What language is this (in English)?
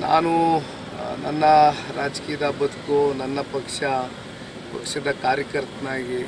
Kannada